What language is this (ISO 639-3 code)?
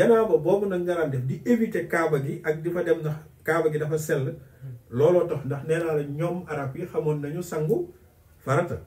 ara